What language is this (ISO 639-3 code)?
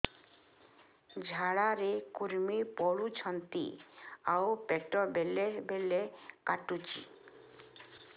ori